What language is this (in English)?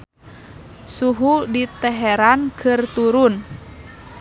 Sundanese